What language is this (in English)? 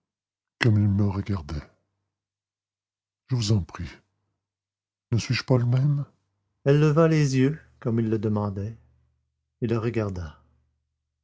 French